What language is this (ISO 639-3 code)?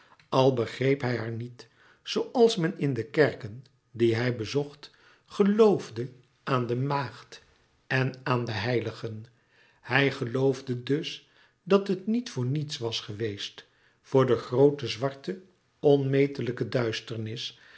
nld